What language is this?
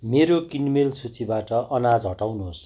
Nepali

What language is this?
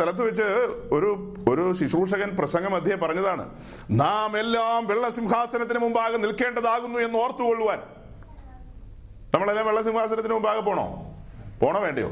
Malayalam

